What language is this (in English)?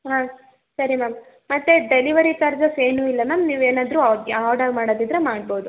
Kannada